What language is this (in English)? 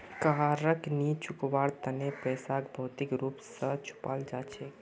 Magahi